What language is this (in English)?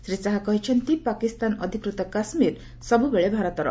Odia